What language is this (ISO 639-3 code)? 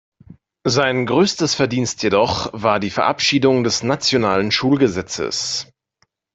deu